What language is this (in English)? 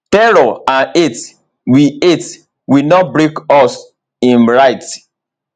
Nigerian Pidgin